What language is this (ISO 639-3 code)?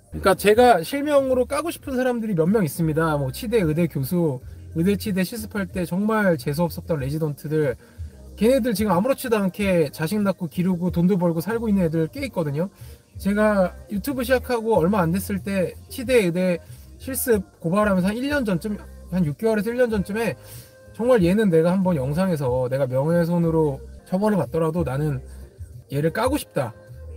kor